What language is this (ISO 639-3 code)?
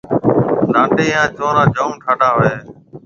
mve